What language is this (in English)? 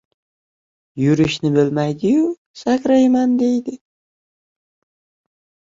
Uzbek